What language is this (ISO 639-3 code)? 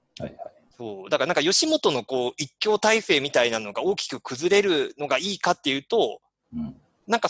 jpn